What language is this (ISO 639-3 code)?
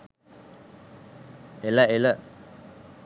sin